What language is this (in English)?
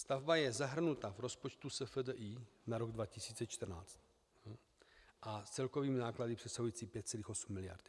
Czech